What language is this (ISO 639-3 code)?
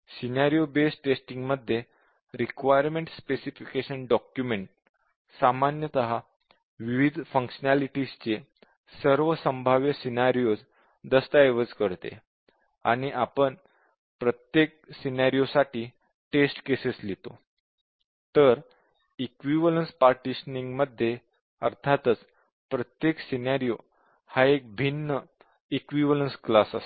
mar